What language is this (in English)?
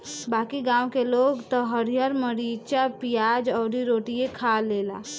Bhojpuri